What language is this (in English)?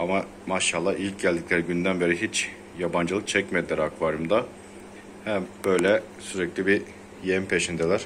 Turkish